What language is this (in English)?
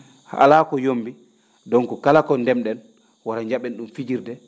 Fula